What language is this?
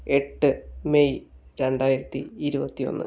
Malayalam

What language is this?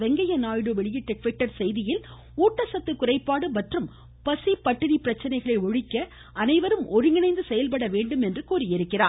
Tamil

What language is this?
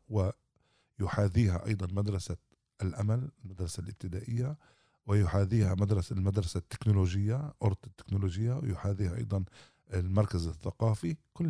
Arabic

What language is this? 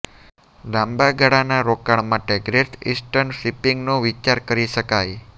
Gujarati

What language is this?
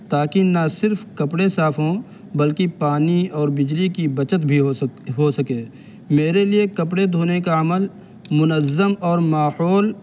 Urdu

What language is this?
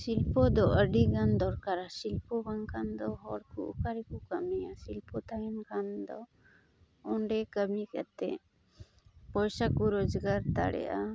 Santali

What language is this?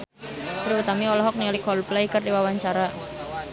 Sundanese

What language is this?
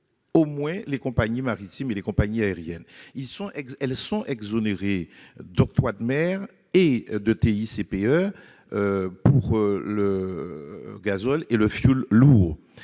French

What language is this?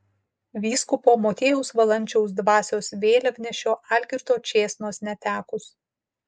Lithuanian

